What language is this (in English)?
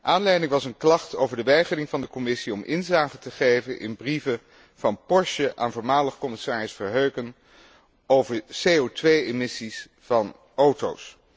Dutch